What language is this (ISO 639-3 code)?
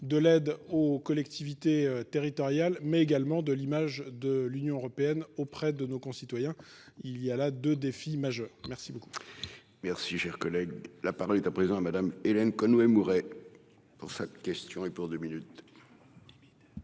fra